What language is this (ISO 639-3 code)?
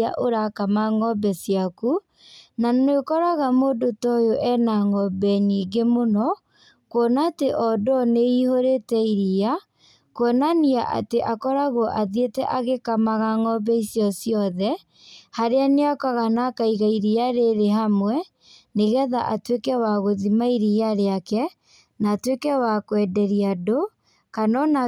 kik